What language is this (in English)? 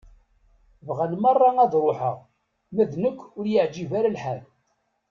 Kabyle